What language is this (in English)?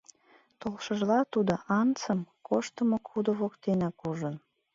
Mari